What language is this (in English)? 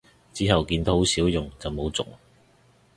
Cantonese